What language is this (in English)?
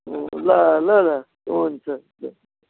Nepali